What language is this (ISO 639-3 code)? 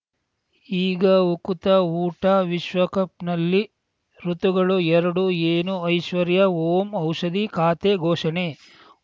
kan